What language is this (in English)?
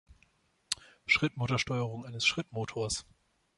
German